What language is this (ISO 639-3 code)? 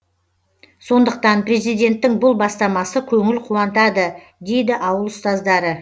kaz